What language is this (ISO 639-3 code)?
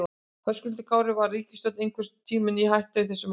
isl